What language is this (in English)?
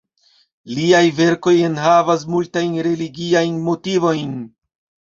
Esperanto